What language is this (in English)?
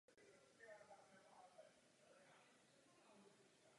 Czech